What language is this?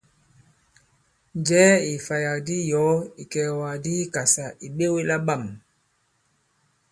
Bankon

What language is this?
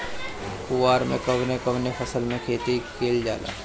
Bhojpuri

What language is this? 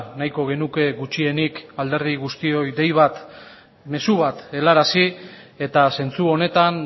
Basque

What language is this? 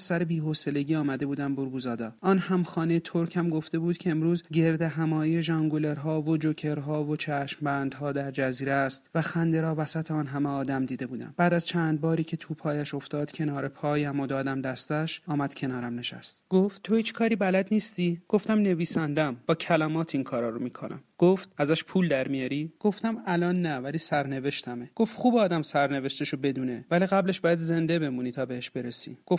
Persian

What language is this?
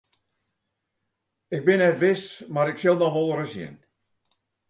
Western Frisian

